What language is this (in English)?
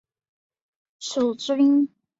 Chinese